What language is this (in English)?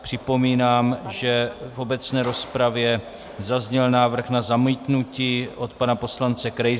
Czech